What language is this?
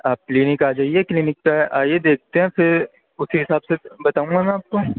Urdu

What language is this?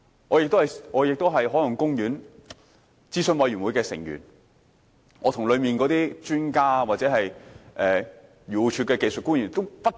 Cantonese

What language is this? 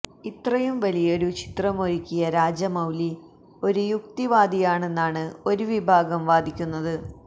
Malayalam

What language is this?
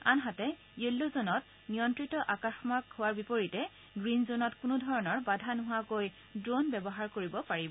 Assamese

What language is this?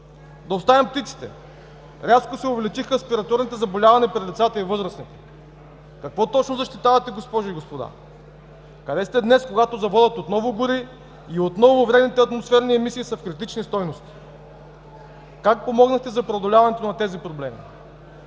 Bulgarian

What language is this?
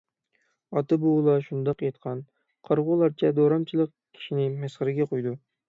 Uyghur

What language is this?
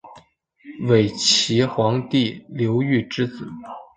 Chinese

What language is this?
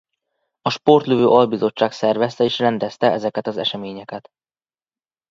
Hungarian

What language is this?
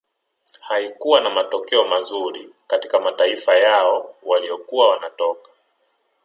Swahili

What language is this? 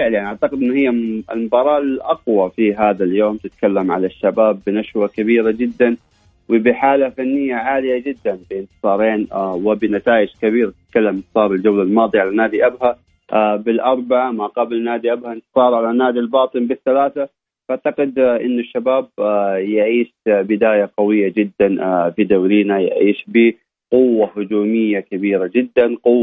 Arabic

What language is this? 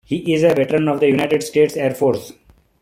English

